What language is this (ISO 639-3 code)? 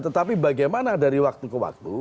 ind